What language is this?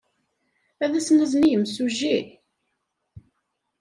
Kabyle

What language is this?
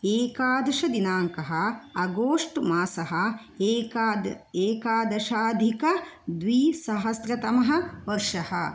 Sanskrit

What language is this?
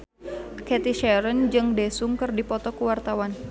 Sundanese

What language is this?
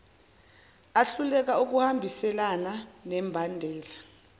Zulu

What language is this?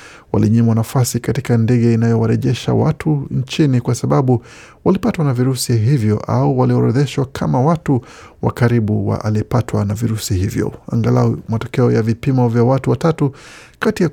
Swahili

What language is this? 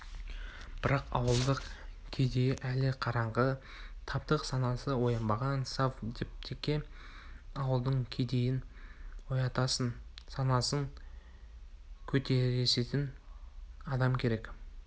Kazakh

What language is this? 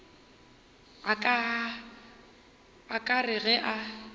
Northern Sotho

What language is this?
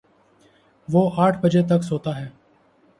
Urdu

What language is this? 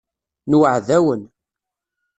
Kabyle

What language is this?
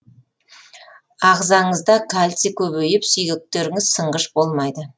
Kazakh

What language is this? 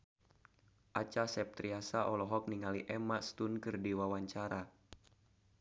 Sundanese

